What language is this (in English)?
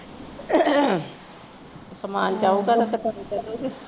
Punjabi